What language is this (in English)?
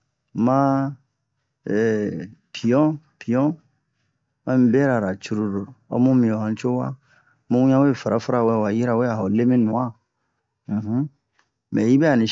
Bomu